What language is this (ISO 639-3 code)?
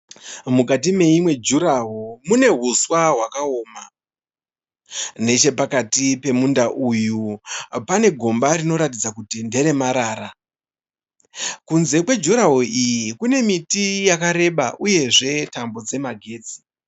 sna